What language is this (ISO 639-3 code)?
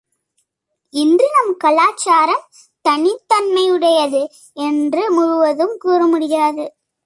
tam